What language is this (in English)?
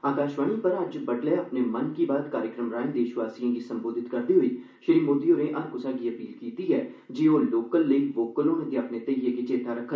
Dogri